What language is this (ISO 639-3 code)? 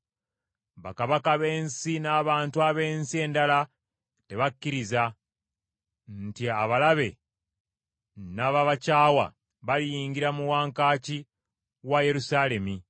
lug